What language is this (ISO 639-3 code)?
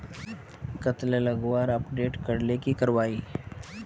mag